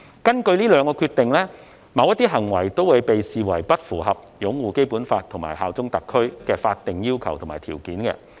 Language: Cantonese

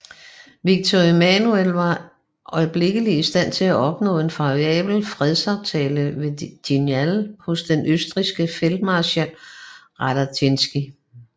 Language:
Danish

